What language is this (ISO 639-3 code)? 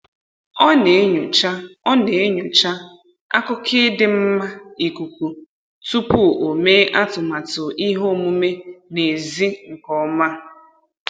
ibo